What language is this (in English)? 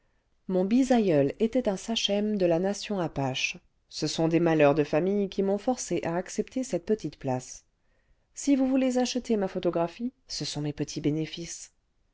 French